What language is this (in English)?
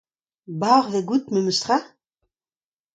Breton